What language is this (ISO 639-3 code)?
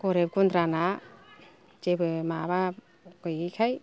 brx